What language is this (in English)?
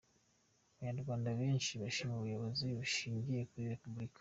Kinyarwanda